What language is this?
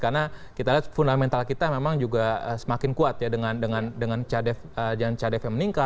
Indonesian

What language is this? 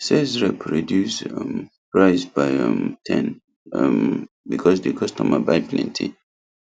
Nigerian Pidgin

